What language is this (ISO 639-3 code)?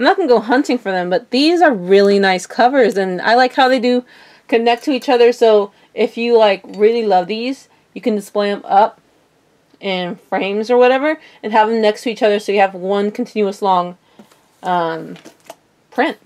eng